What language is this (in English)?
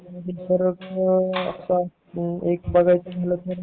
Marathi